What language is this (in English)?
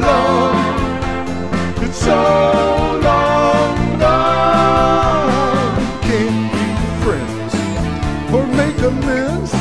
English